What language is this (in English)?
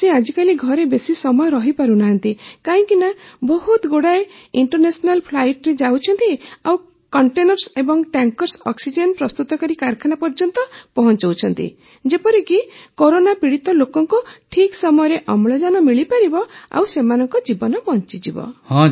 Odia